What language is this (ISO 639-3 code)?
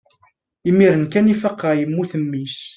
kab